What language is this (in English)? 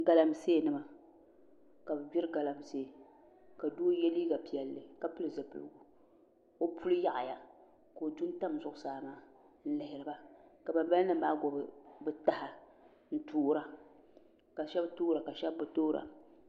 Dagbani